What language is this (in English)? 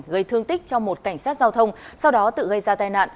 Vietnamese